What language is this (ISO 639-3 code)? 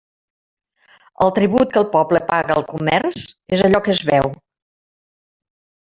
cat